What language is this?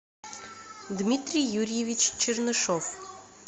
Russian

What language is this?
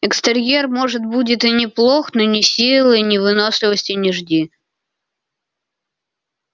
Russian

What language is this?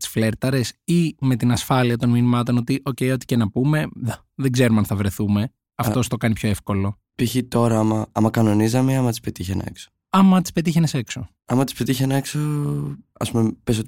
Greek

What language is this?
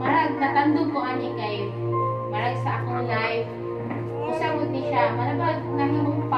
Filipino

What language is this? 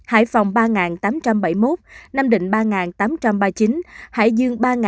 Vietnamese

